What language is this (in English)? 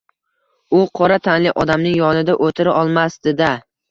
Uzbek